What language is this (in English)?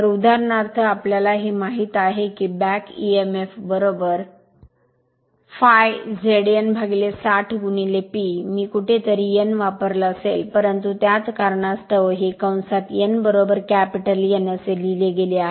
Marathi